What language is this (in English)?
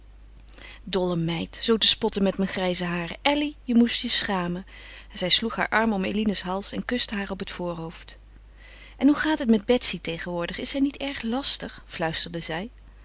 Dutch